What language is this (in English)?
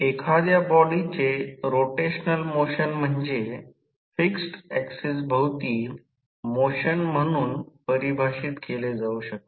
Marathi